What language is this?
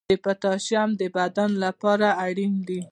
Pashto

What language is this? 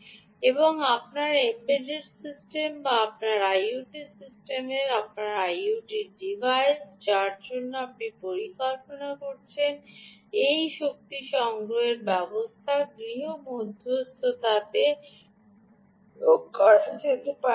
Bangla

